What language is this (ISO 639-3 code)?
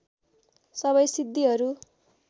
nep